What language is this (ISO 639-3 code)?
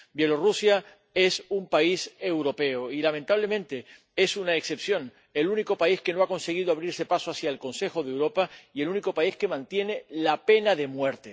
spa